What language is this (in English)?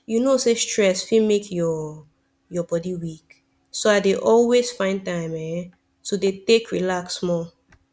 Nigerian Pidgin